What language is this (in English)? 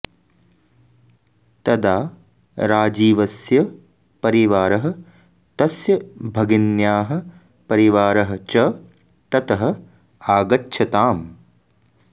Sanskrit